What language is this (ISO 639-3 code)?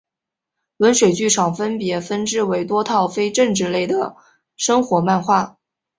zho